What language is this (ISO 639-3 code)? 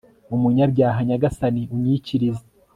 kin